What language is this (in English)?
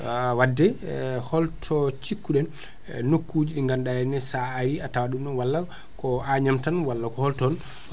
Fula